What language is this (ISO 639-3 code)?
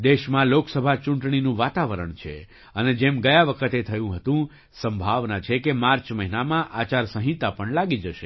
guj